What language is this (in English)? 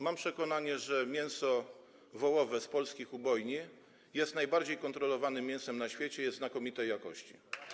Polish